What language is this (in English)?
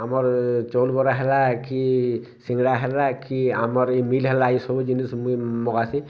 Odia